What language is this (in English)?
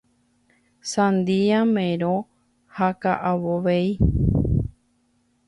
Guarani